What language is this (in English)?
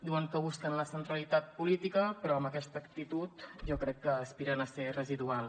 Catalan